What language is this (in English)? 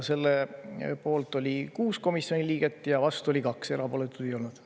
Estonian